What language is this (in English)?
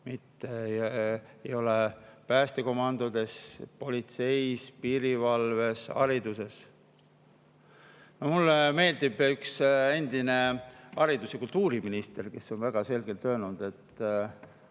Estonian